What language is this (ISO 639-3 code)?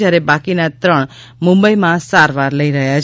guj